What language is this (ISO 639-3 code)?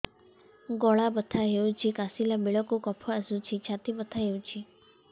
ori